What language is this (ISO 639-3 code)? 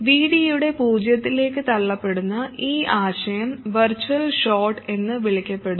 mal